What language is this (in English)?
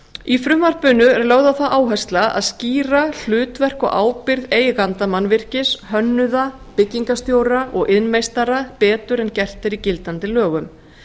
Icelandic